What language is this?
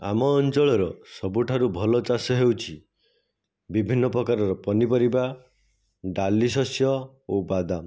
Odia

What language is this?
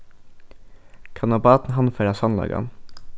Faroese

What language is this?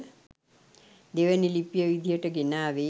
Sinhala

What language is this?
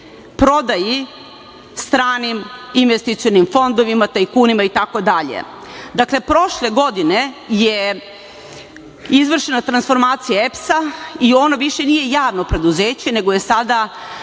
Serbian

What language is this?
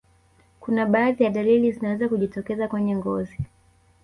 Swahili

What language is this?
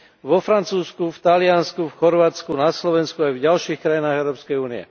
Slovak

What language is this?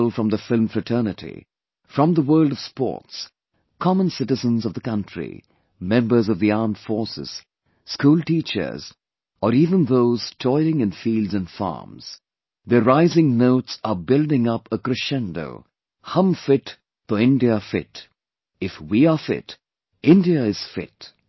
English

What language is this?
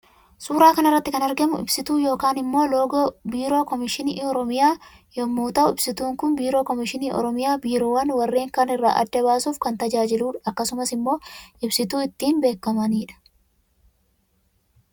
Oromo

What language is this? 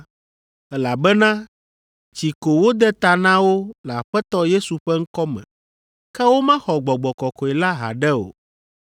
Ewe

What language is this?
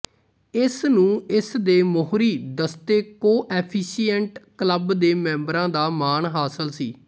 Punjabi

